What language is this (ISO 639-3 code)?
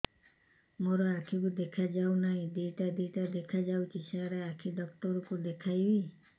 ori